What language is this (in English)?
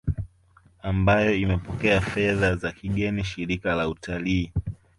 Swahili